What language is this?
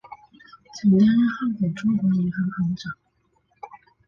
Chinese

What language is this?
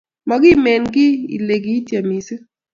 Kalenjin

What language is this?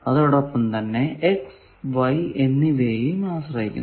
Malayalam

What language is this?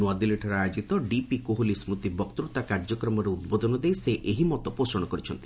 Odia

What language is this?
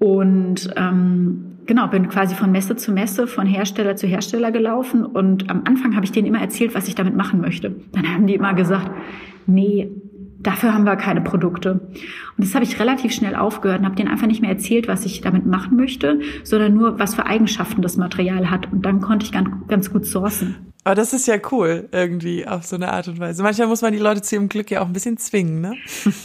German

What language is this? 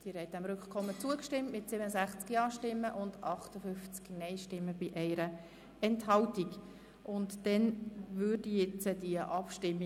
Swiss German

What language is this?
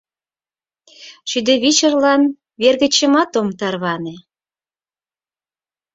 Mari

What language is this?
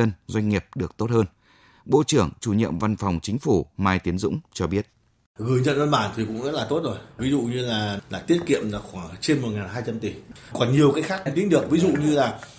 Vietnamese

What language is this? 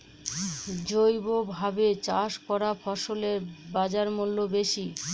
Bangla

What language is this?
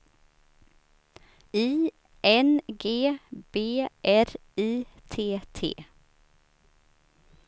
Swedish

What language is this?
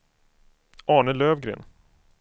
Swedish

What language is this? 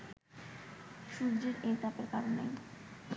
Bangla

